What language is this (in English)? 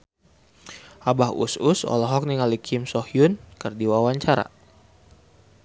Sundanese